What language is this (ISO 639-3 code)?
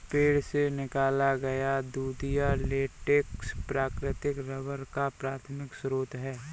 hin